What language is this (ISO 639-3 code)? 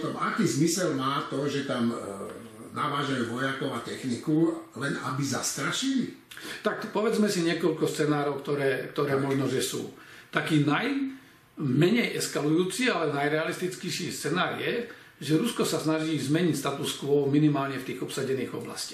slk